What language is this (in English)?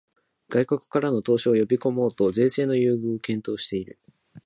Japanese